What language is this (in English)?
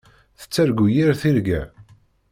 Kabyle